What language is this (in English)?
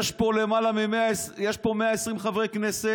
Hebrew